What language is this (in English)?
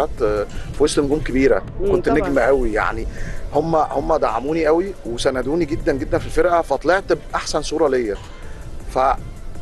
Arabic